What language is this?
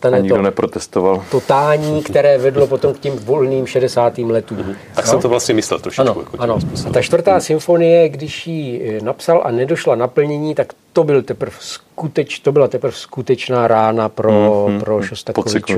Czech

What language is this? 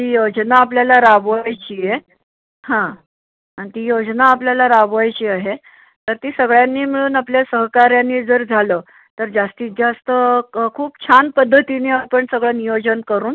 Marathi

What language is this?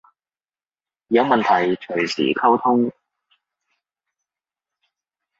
Cantonese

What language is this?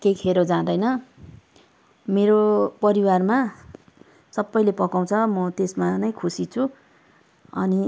Nepali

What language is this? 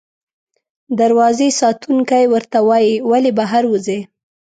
Pashto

